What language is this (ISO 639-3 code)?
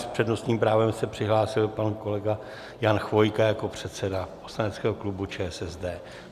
ces